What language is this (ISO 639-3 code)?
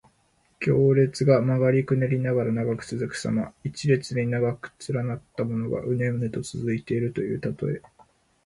jpn